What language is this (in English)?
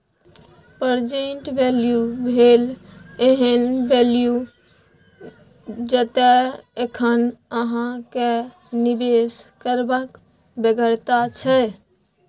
Maithili